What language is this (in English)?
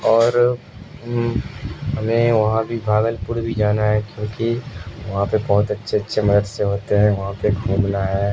Urdu